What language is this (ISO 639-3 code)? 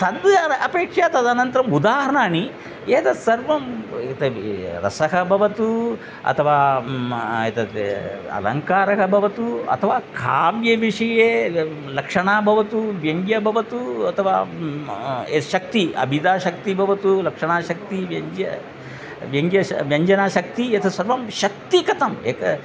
san